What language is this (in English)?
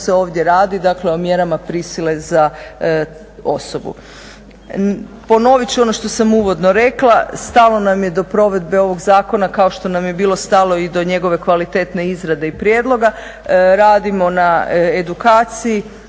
Croatian